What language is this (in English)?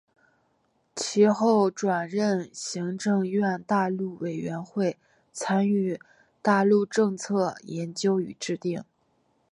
Chinese